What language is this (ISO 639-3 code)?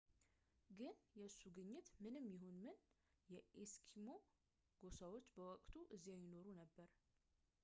amh